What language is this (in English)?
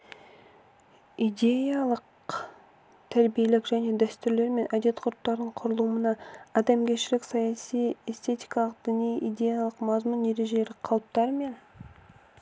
Kazakh